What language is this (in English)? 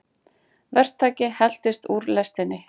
Icelandic